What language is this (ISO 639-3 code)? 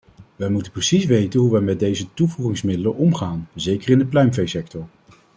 nld